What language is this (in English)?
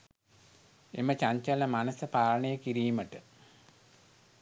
Sinhala